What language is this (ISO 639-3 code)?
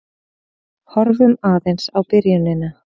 isl